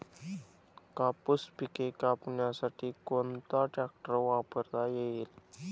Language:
Marathi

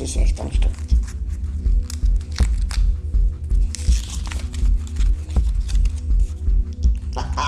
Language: German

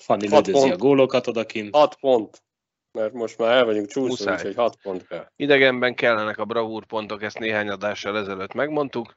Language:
Hungarian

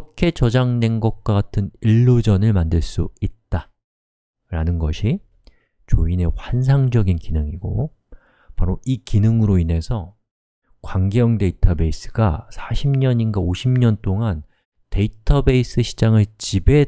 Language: Korean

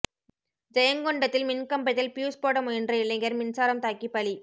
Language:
Tamil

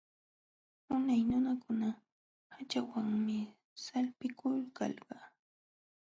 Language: Jauja Wanca Quechua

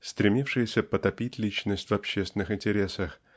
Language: Russian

